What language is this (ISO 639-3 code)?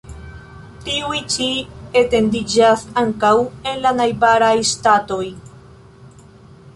epo